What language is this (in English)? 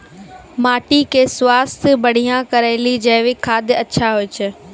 Maithili